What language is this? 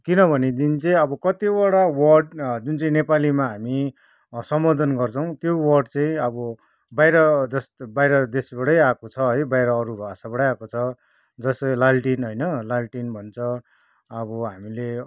Nepali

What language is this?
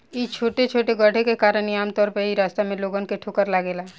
Bhojpuri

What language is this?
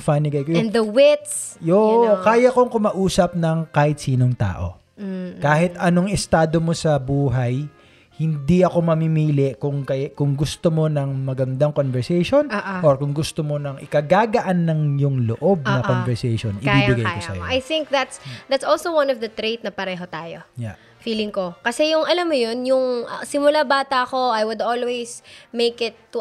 Filipino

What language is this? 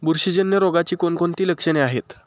Marathi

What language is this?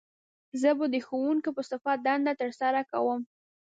Pashto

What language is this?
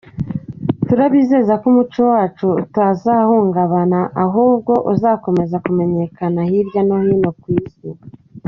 Kinyarwanda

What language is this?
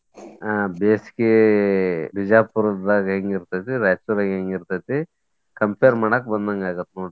Kannada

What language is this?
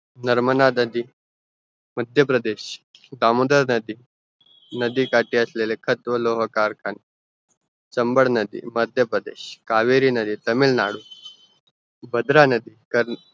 Marathi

